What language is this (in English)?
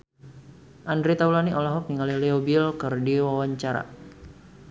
Sundanese